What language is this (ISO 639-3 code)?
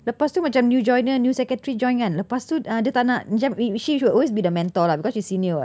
eng